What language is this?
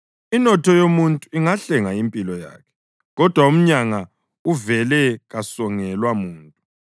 North Ndebele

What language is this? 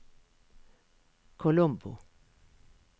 Norwegian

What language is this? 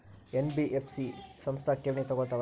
Kannada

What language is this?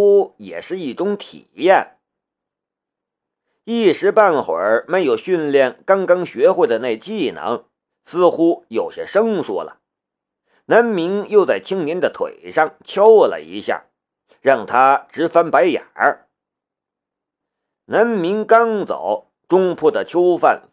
Chinese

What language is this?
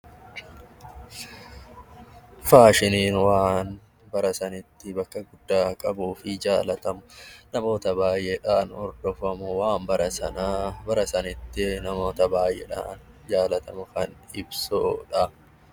Oromo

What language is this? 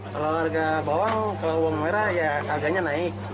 Indonesian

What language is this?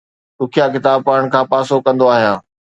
Sindhi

